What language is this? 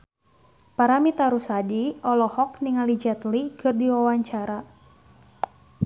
Sundanese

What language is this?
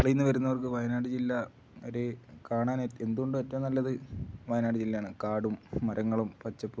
Malayalam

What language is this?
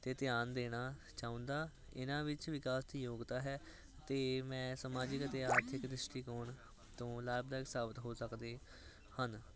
Punjabi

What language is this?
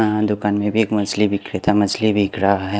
Hindi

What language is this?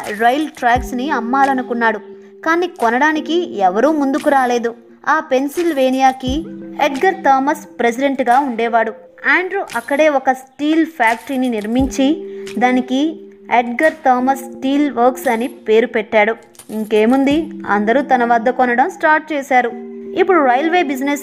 Telugu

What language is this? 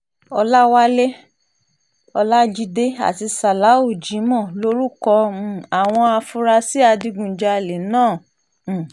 Yoruba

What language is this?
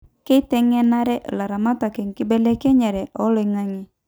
Masai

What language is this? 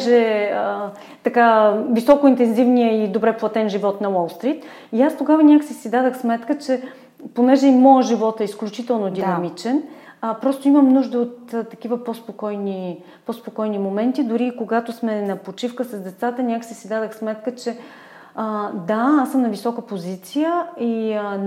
Bulgarian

